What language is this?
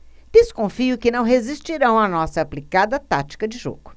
Portuguese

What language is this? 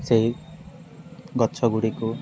Odia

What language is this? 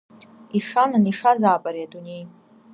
Abkhazian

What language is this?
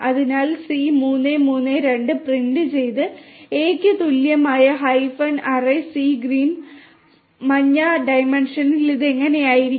Malayalam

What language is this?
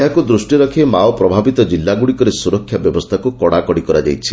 Odia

